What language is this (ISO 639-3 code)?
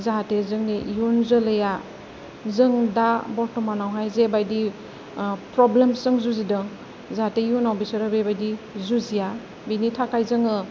brx